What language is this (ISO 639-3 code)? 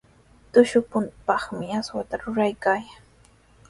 qws